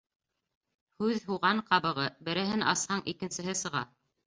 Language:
Bashkir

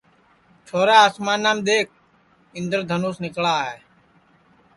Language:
Sansi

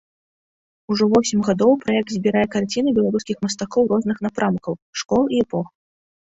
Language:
Belarusian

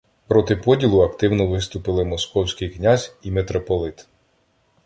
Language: Ukrainian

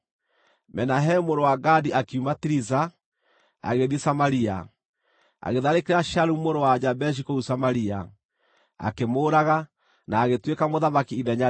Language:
Kikuyu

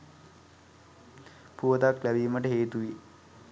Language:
Sinhala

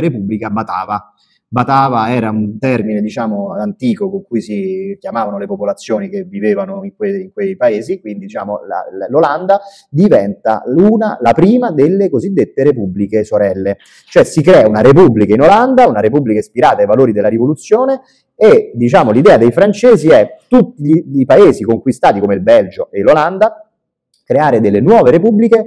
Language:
Italian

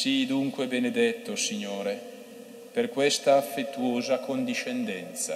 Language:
Italian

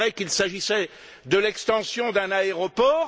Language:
French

